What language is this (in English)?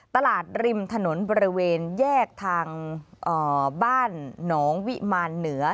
Thai